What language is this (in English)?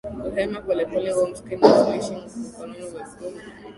Swahili